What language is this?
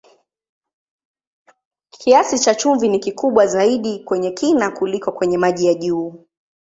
Swahili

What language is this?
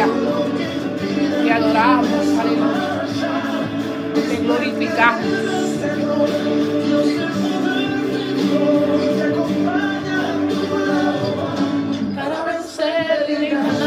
Spanish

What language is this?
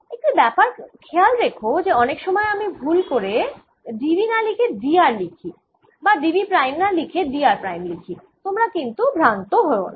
Bangla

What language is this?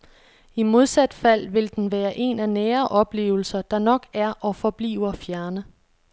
Danish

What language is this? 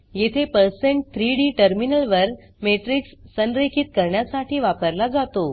Marathi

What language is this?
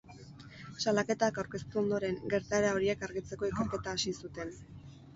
Basque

